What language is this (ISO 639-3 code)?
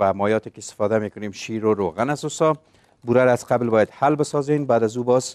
fas